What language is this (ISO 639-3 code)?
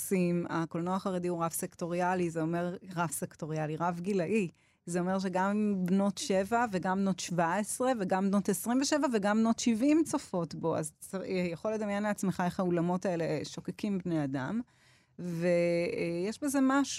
heb